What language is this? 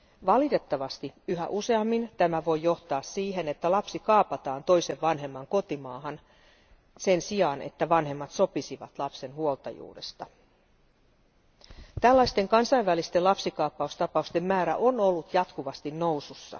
Finnish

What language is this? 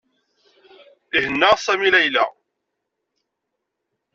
Kabyle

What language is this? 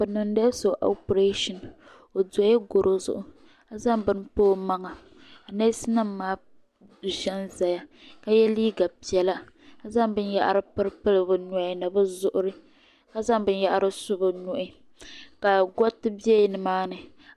Dagbani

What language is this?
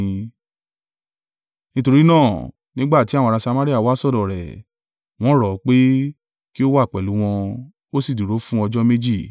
Yoruba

